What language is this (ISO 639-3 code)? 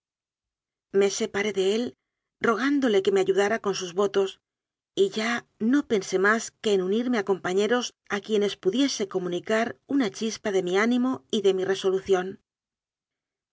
spa